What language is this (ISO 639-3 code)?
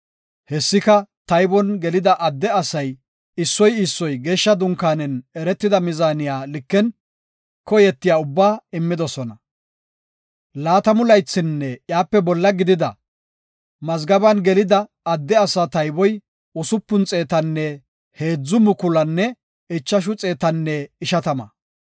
gof